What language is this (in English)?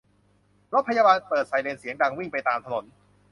Thai